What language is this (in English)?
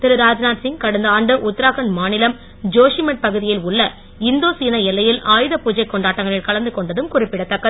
Tamil